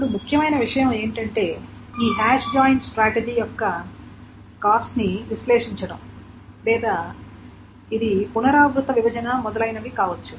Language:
Telugu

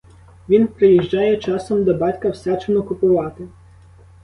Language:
Ukrainian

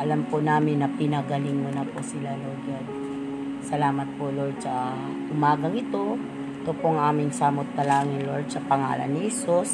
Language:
Filipino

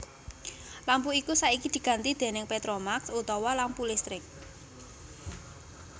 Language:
Javanese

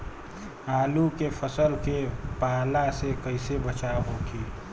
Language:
Bhojpuri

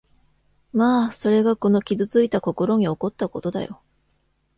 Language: Japanese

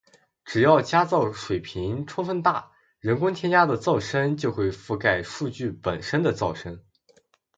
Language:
Chinese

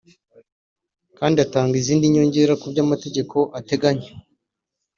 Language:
Kinyarwanda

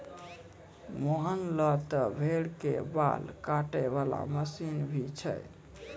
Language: Maithili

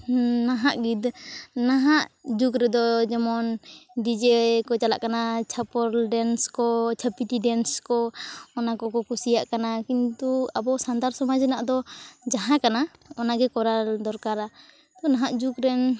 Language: Santali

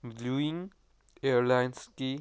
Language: Manipuri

